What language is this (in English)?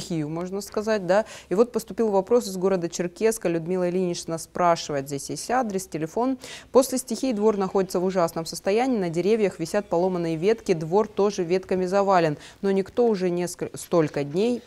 Russian